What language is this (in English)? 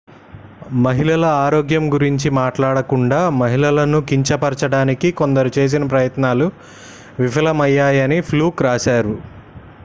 Telugu